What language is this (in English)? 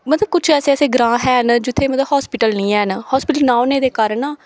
Dogri